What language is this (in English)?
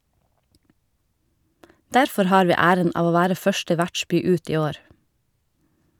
Norwegian